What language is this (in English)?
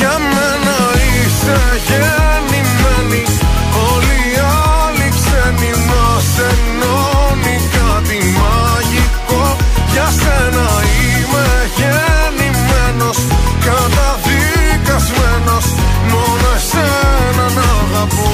Greek